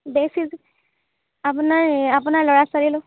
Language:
Assamese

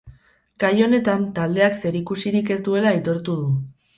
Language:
Basque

